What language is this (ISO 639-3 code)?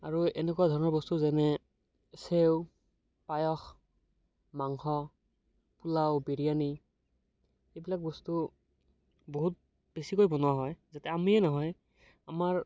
asm